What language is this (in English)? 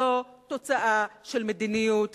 Hebrew